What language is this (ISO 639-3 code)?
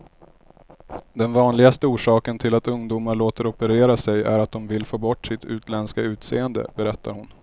swe